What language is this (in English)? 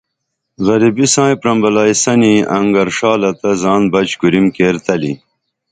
Dameli